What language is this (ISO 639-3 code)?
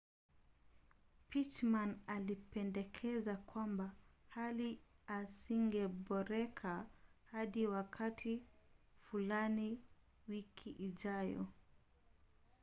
swa